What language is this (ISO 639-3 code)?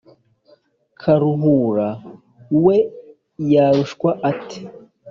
kin